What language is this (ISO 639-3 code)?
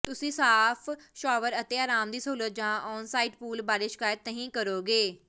pan